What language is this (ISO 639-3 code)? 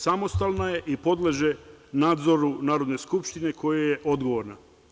srp